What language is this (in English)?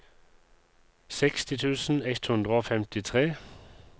Norwegian